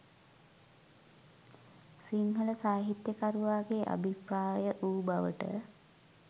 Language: Sinhala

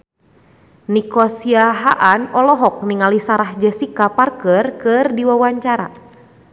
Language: Sundanese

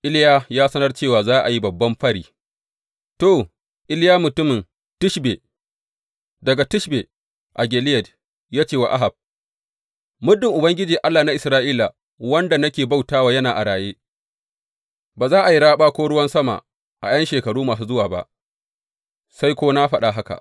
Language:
Hausa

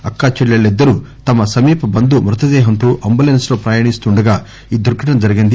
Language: Telugu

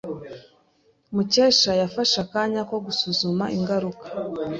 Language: Kinyarwanda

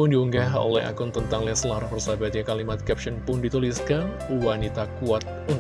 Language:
Indonesian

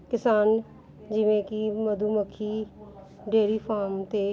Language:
Punjabi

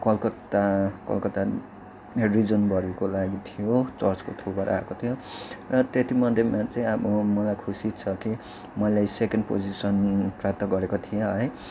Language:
Nepali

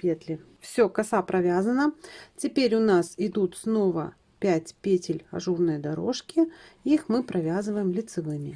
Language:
Russian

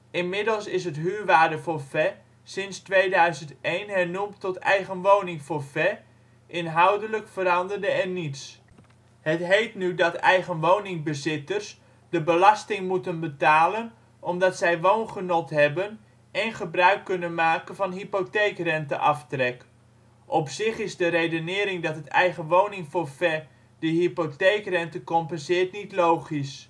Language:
Dutch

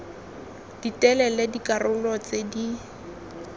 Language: Tswana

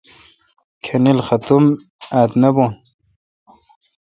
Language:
Kalkoti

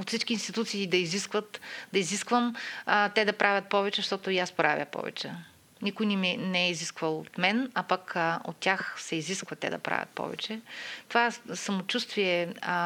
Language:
Bulgarian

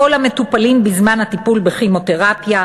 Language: Hebrew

